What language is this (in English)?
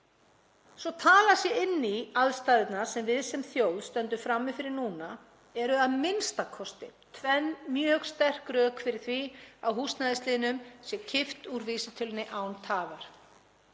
Icelandic